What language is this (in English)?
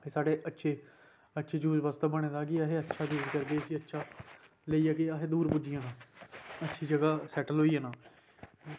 Dogri